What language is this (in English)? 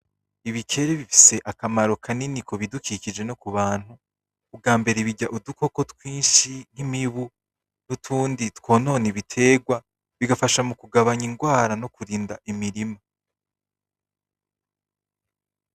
Rundi